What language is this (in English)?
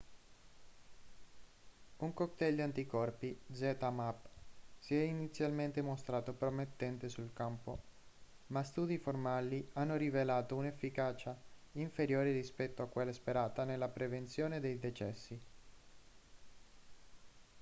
Italian